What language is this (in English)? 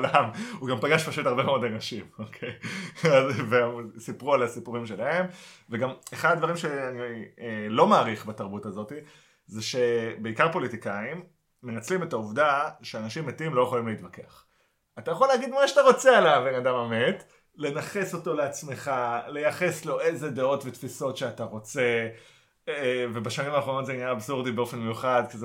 Hebrew